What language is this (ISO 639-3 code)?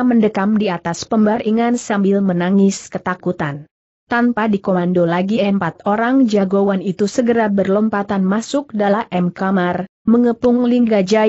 ind